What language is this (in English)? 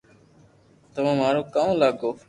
Loarki